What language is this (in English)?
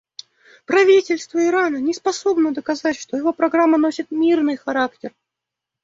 Russian